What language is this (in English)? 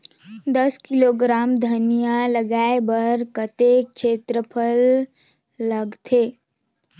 Chhattisgarhi